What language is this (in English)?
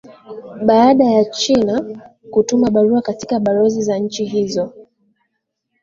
Swahili